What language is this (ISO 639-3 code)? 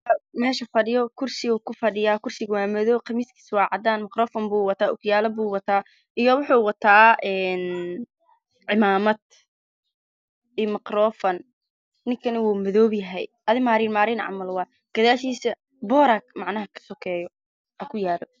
som